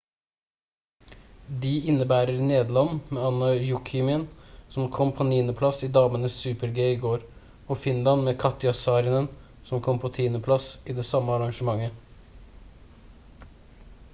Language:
Norwegian Bokmål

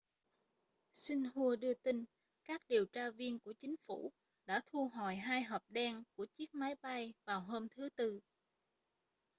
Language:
Vietnamese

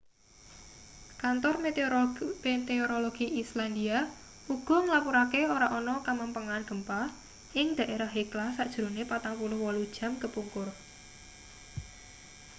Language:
Javanese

